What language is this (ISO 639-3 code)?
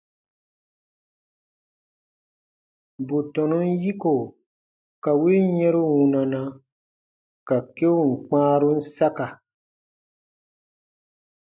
bba